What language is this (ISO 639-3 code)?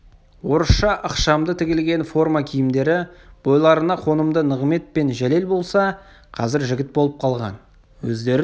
kaz